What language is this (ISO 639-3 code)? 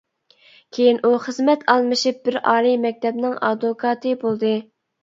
uig